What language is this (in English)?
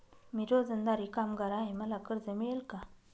Marathi